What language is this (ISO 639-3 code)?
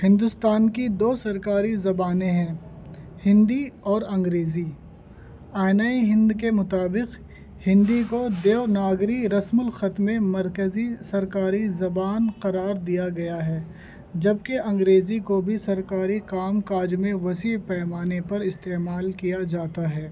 urd